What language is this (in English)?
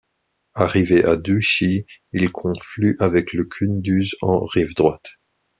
French